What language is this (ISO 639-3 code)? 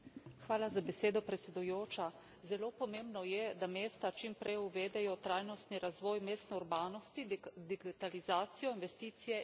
slv